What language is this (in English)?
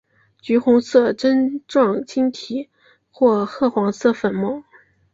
Chinese